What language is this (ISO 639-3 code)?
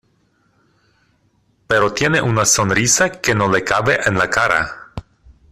spa